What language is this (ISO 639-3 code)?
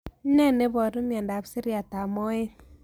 kln